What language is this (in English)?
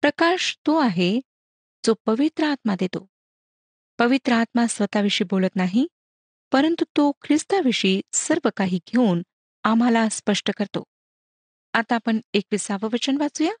Marathi